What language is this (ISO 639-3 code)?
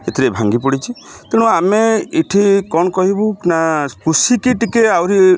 ori